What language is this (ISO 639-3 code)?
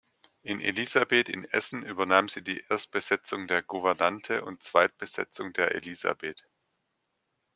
deu